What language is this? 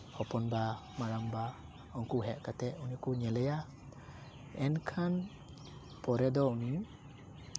Santali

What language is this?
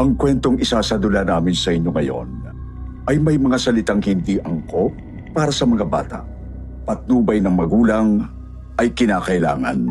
Filipino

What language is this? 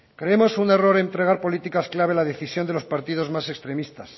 Spanish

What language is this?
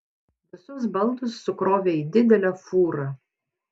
Lithuanian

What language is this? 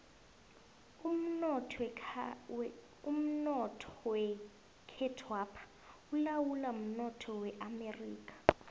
South Ndebele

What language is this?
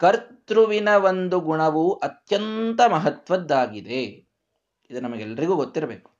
Kannada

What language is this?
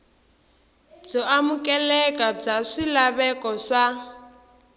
Tsonga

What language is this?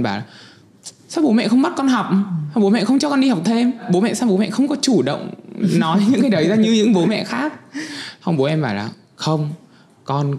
Vietnamese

